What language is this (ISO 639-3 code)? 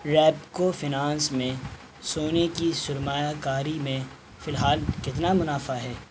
urd